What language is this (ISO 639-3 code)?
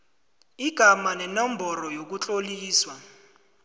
nbl